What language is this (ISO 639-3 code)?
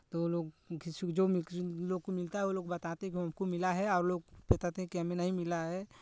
hin